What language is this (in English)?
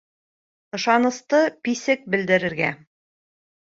Bashkir